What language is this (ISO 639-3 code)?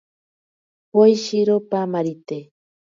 prq